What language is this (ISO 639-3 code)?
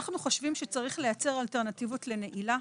heb